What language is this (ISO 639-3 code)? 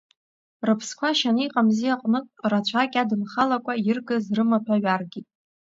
abk